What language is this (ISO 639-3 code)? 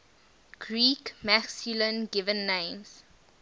eng